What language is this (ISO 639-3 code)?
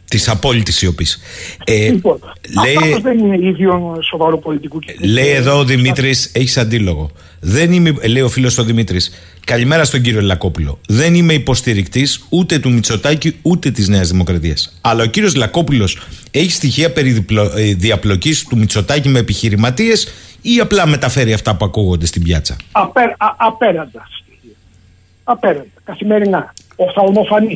ell